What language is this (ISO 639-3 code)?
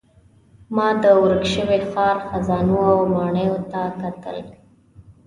pus